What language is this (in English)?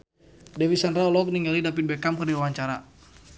Sundanese